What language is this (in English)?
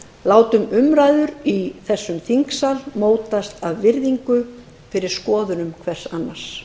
Icelandic